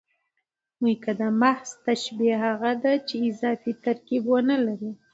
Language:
Pashto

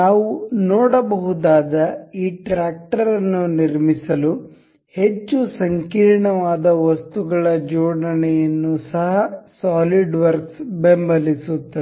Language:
Kannada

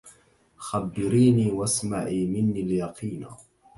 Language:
Arabic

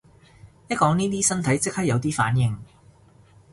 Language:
Cantonese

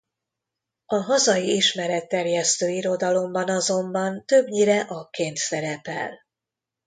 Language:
Hungarian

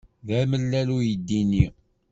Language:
Kabyle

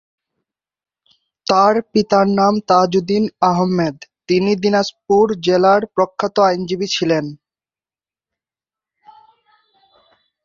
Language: Bangla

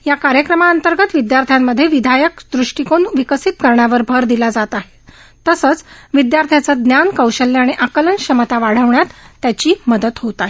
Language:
Marathi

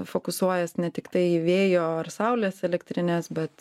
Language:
Lithuanian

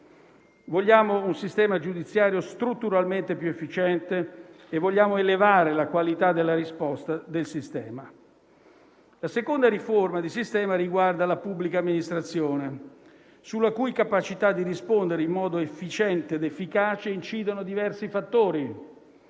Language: Italian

